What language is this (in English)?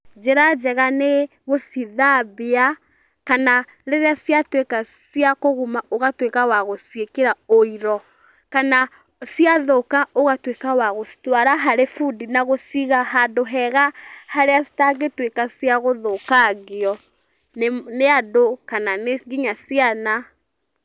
Kikuyu